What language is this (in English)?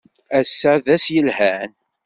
Kabyle